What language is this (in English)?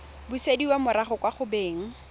Tswana